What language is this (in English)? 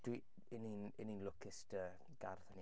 Welsh